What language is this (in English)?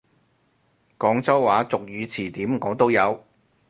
Cantonese